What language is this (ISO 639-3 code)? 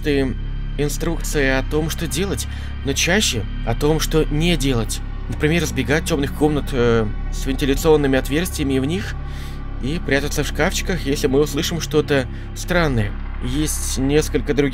rus